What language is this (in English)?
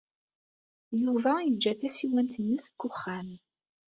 Kabyle